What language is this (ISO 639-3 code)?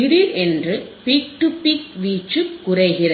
tam